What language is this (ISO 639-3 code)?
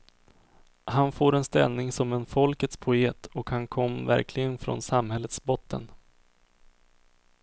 swe